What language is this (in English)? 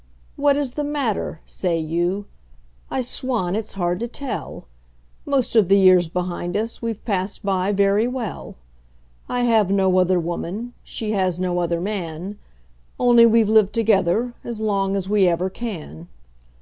English